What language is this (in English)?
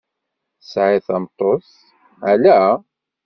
Kabyle